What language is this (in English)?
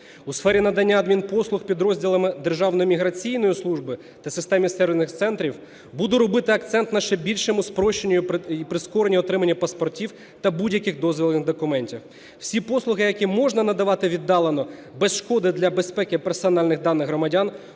Ukrainian